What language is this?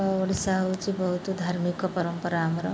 Odia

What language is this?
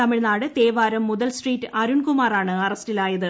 Malayalam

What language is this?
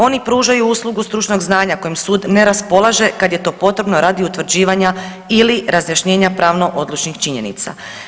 Croatian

